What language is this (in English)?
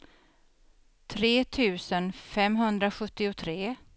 Swedish